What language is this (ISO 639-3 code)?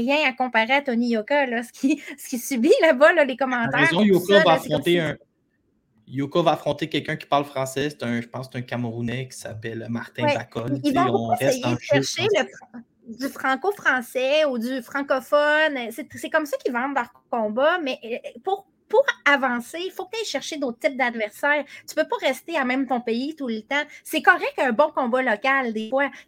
fra